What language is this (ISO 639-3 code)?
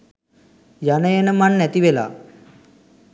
sin